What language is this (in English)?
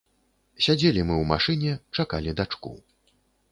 Belarusian